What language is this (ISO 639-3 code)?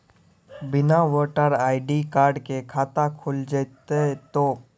mai